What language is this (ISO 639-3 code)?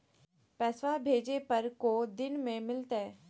mag